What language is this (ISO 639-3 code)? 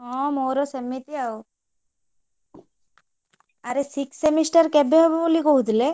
ori